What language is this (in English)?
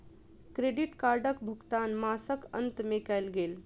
Maithili